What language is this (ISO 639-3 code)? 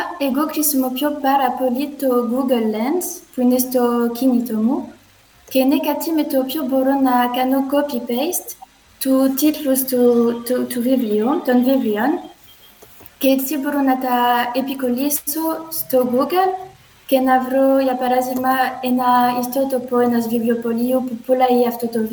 ell